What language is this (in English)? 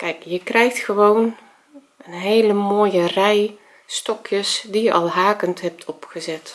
Dutch